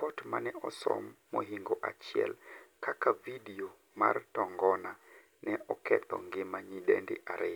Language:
Luo (Kenya and Tanzania)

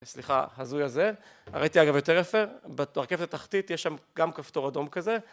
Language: Hebrew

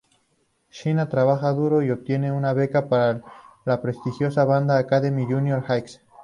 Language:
Spanish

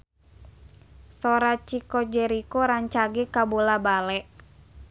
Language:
Sundanese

